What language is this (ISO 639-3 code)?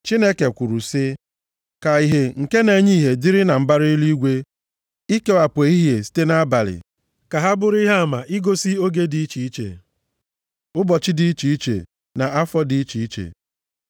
ibo